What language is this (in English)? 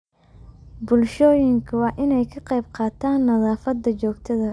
Somali